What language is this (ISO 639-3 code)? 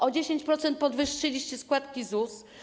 pol